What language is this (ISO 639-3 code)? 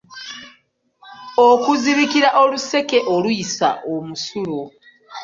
lug